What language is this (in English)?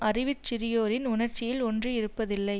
Tamil